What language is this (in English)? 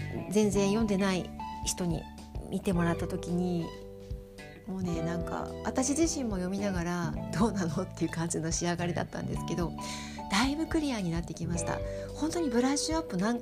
Japanese